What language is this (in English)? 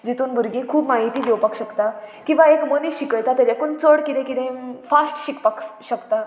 Konkani